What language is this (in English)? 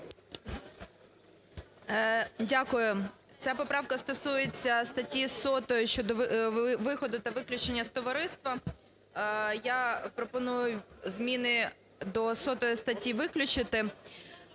Ukrainian